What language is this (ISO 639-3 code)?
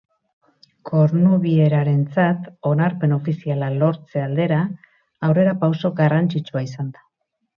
eus